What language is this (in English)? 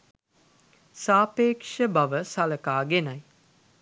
Sinhala